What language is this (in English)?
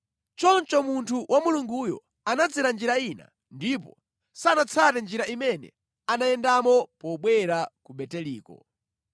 Nyanja